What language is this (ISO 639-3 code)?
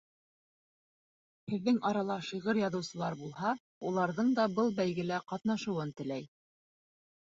bak